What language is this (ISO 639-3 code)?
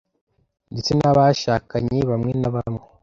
kin